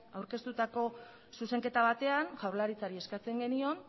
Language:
Basque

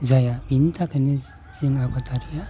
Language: Bodo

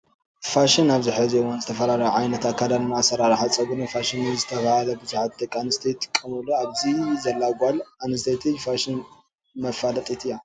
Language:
Tigrinya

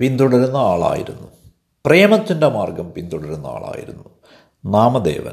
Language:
Malayalam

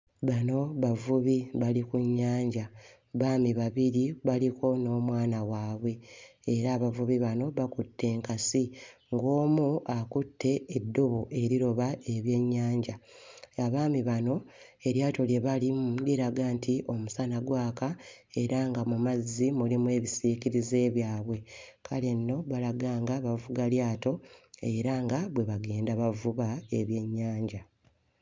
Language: Ganda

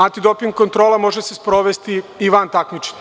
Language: Serbian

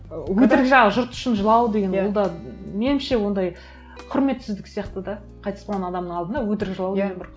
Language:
Kazakh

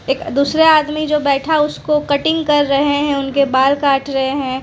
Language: Hindi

